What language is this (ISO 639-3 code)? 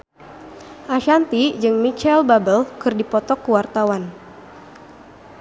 sun